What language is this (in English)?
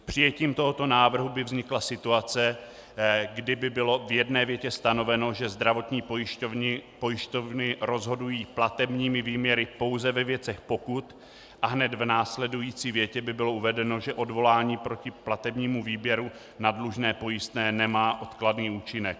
Czech